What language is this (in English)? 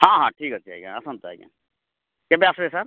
Odia